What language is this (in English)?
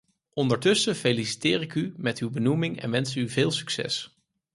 Dutch